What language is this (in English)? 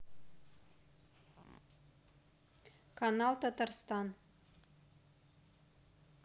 Russian